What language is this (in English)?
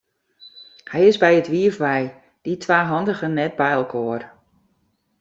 Western Frisian